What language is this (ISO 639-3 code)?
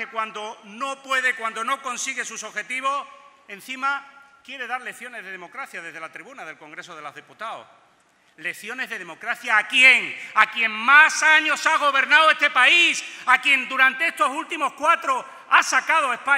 spa